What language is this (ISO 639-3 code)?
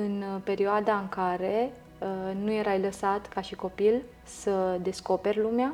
ron